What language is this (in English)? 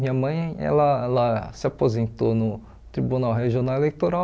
Portuguese